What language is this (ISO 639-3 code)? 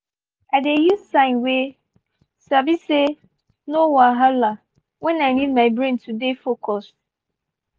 pcm